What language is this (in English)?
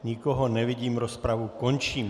Czech